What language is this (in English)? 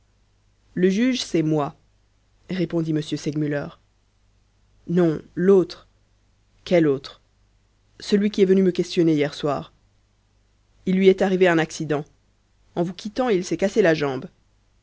French